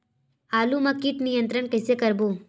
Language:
Chhattisgarhi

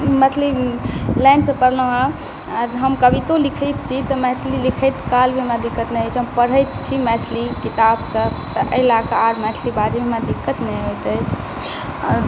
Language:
Maithili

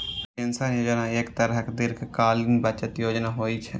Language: Maithili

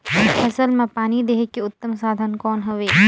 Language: Chhattisgarhi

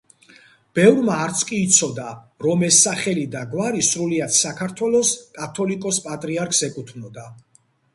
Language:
Georgian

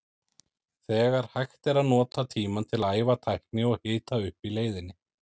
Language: Icelandic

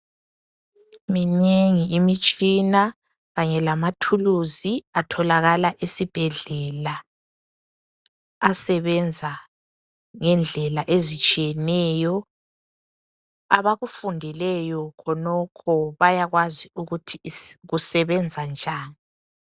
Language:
North Ndebele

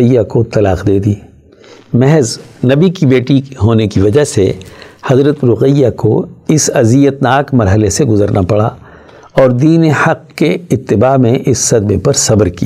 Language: Urdu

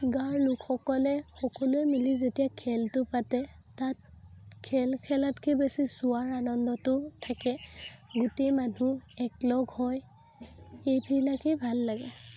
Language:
Assamese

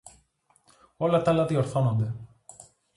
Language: Greek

